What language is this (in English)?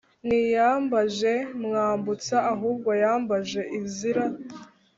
Kinyarwanda